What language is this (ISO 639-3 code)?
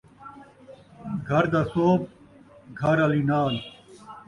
skr